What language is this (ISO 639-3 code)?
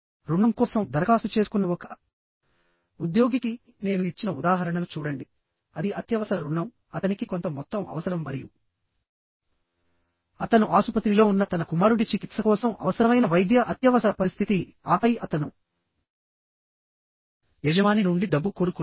tel